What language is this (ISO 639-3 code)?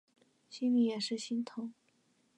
zho